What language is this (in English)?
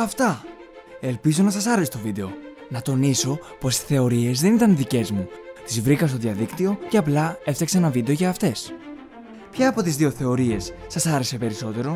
Greek